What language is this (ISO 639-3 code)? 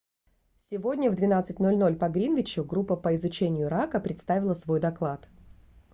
rus